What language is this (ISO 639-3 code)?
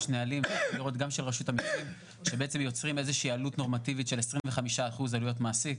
heb